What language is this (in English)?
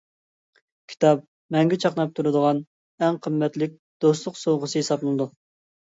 Uyghur